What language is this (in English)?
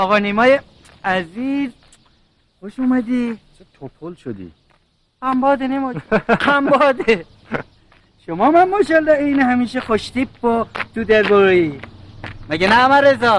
Persian